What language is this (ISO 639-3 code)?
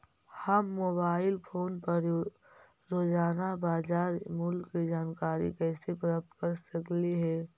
mag